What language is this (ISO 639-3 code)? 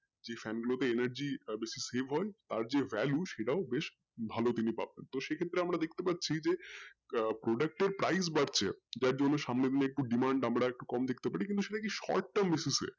ben